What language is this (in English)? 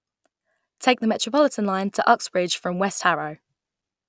English